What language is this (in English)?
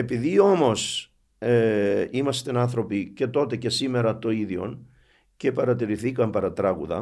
Greek